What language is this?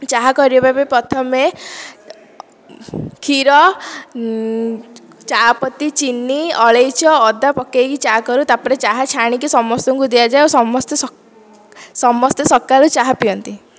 Odia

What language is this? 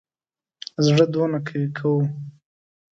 Pashto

